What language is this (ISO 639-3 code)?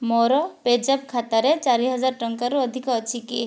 ori